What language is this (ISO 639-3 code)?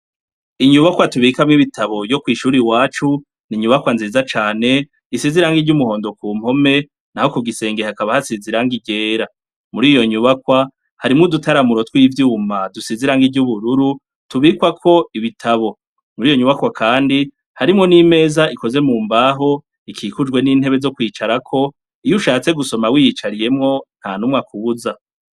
run